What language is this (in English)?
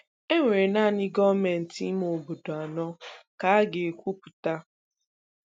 Igbo